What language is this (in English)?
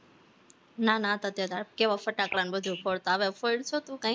Gujarati